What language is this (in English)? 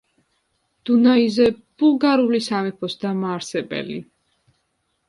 Georgian